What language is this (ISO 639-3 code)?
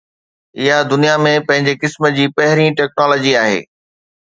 snd